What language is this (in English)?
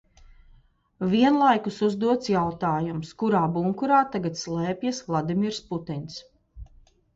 Latvian